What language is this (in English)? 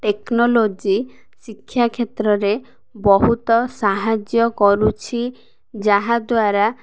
Odia